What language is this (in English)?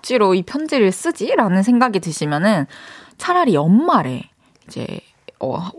Korean